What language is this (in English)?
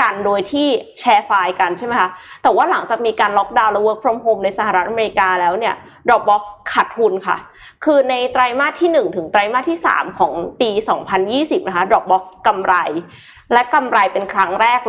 Thai